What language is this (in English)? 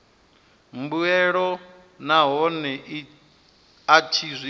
Venda